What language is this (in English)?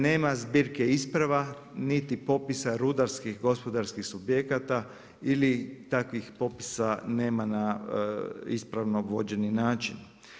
Croatian